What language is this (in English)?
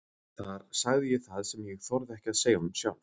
Icelandic